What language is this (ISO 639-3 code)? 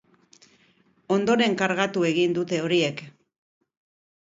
eus